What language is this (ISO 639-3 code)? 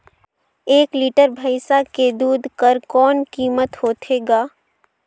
hne